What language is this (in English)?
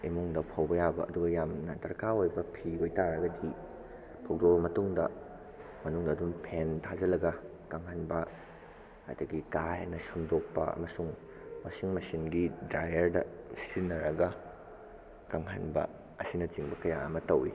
Manipuri